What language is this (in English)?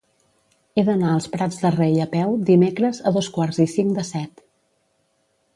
Catalan